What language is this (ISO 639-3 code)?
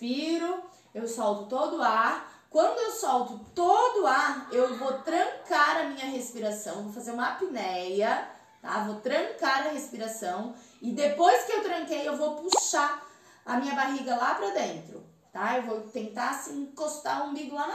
por